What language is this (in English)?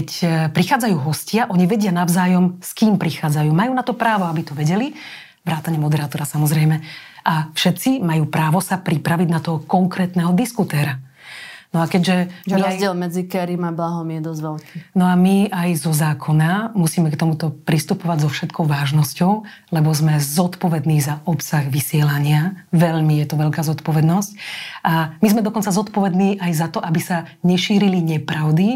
Slovak